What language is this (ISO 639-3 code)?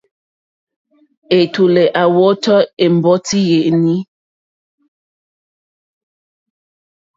bri